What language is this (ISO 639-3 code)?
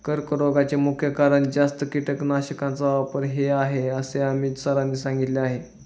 mar